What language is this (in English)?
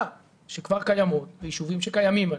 Hebrew